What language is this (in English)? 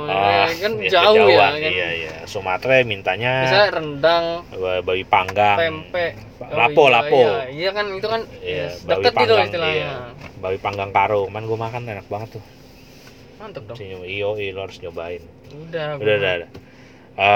Indonesian